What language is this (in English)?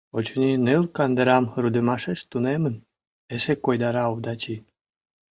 Mari